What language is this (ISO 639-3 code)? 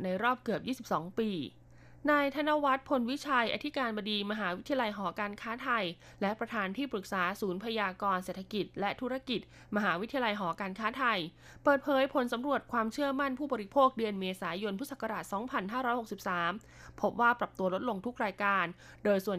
tha